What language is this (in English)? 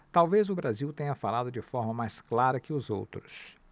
Portuguese